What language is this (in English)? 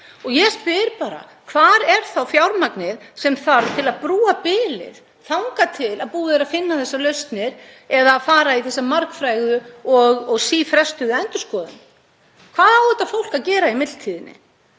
Icelandic